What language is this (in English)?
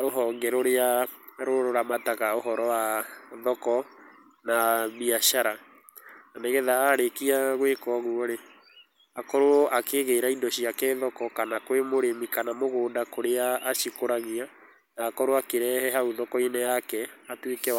Kikuyu